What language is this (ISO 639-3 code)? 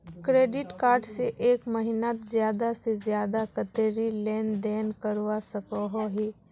mag